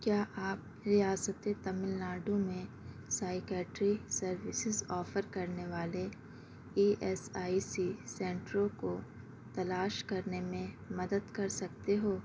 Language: Urdu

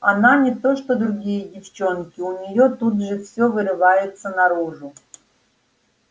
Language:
Russian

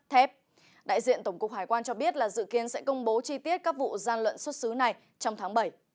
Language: Vietnamese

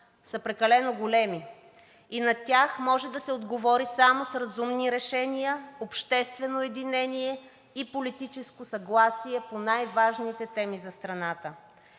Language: Bulgarian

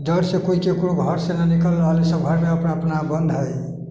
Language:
Maithili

